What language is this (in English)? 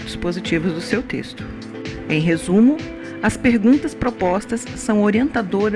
Portuguese